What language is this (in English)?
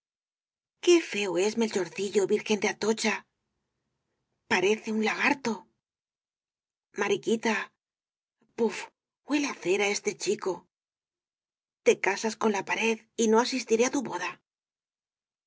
Spanish